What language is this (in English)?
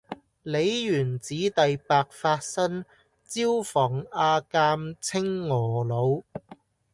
Cantonese